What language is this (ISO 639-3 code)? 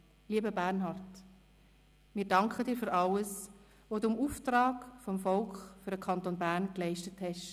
gsw